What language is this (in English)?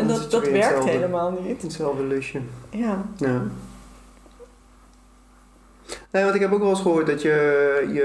Dutch